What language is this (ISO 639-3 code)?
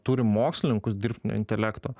lit